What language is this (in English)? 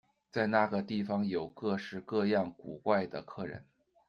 Chinese